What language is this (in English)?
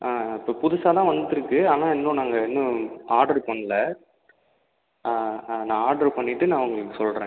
Tamil